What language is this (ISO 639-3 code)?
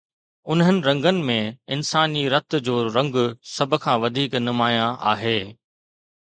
snd